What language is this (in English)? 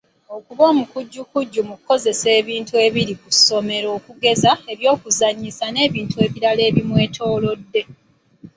Ganda